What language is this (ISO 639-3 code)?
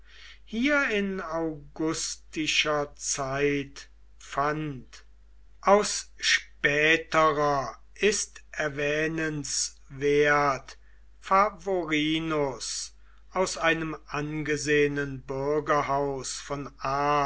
deu